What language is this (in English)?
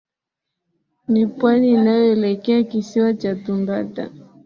Swahili